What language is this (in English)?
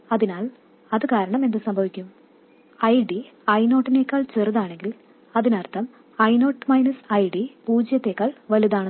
Malayalam